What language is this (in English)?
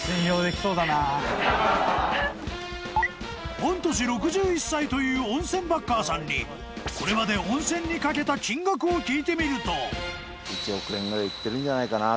Japanese